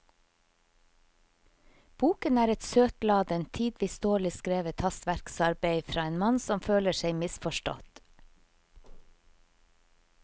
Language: Norwegian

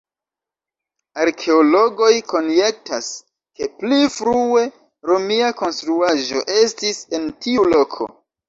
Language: Esperanto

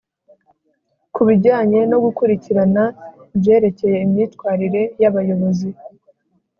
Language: Kinyarwanda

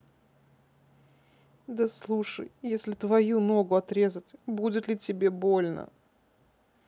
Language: Russian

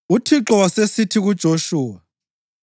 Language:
North Ndebele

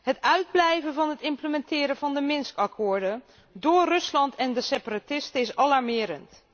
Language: Dutch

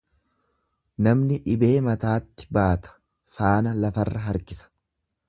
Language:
Oromo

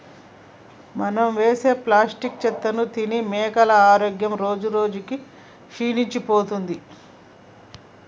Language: Telugu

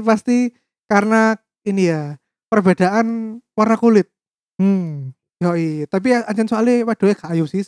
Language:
Indonesian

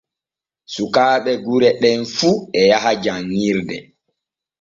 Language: Borgu Fulfulde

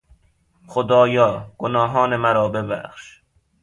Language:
Persian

